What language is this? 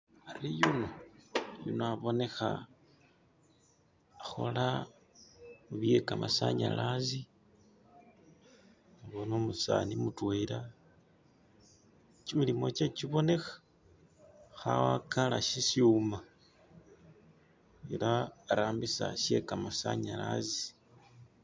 Masaaba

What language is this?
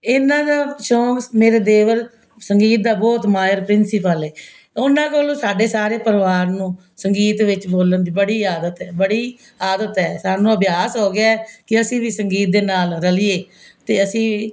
Punjabi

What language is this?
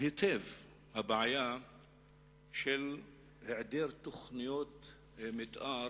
Hebrew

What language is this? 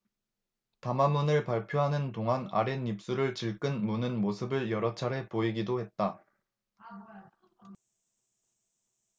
Korean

